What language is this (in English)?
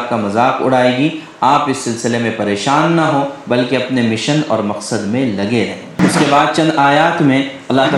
Urdu